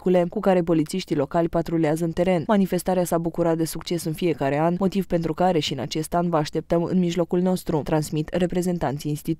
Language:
Romanian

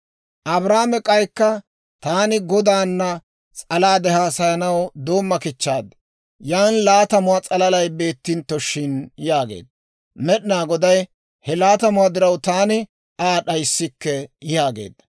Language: Dawro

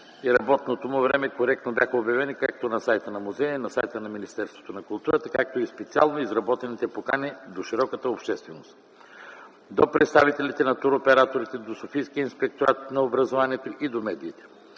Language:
Bulgarian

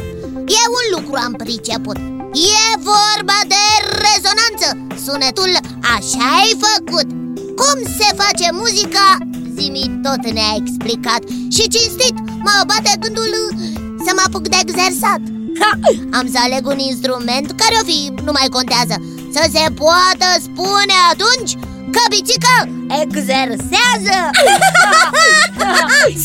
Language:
Romanian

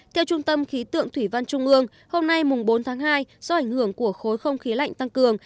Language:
Vietnamese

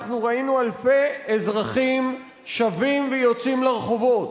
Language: Hebrew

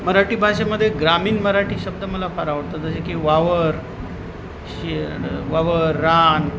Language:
Marathi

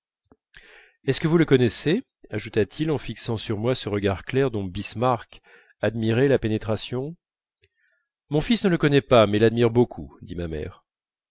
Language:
French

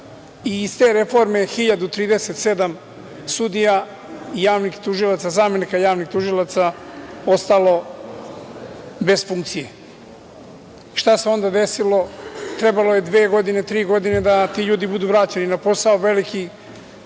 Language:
Serbian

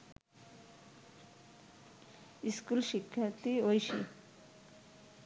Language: Bangla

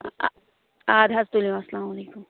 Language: Kashmiri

